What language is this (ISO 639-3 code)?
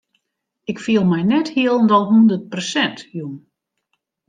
fry